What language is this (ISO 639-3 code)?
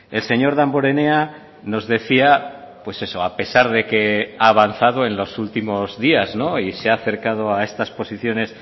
spa